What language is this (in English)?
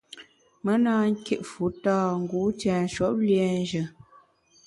Bamun